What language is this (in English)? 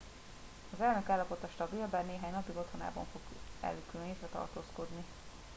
Hungarian